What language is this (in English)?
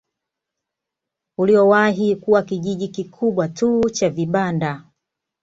Swahili